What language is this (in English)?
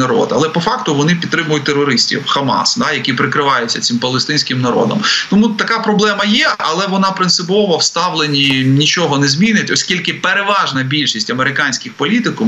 Ukrainian